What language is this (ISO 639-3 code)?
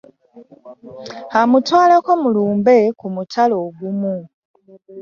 lug